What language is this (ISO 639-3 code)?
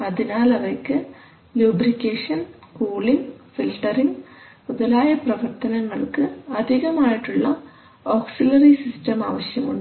mal